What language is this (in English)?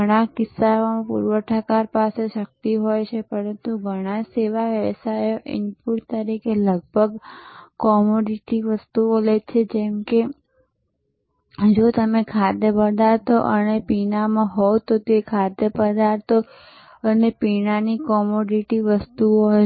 Gujarati